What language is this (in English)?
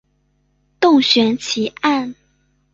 Chinese